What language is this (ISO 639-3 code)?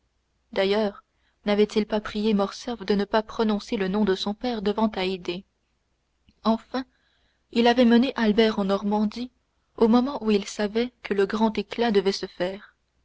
fra